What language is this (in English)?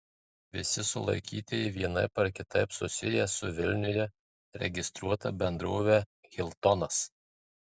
Lithuanian